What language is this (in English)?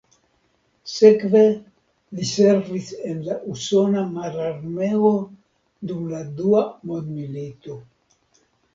Esperanto